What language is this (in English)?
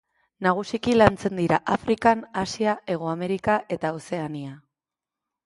Basque